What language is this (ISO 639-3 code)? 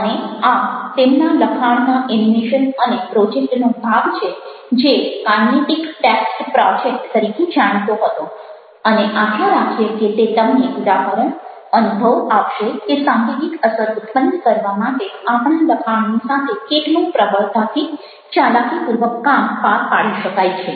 guj